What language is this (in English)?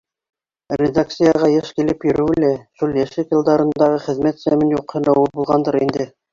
Bashkir